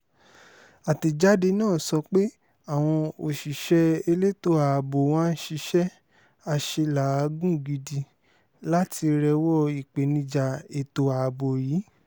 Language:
Yoruba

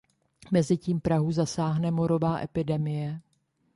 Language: Czech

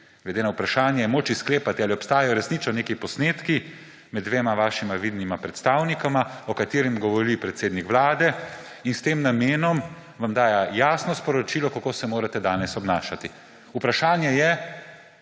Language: Slovenian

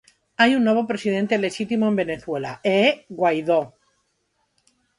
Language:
Galician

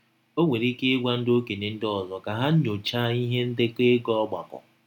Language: Igbo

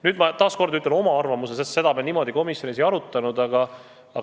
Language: Estonian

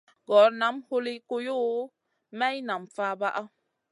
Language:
Masana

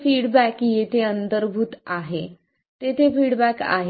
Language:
Marathi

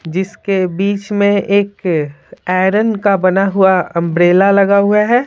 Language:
Hindi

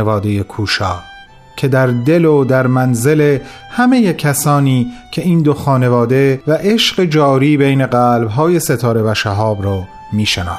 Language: Persian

